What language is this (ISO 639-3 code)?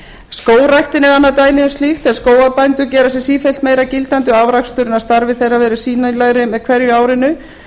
isl